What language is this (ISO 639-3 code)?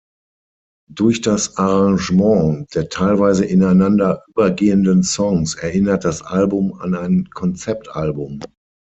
deu